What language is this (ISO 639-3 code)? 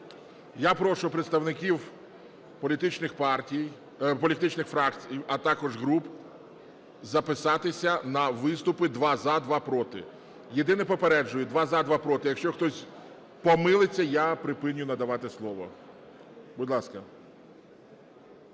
ukr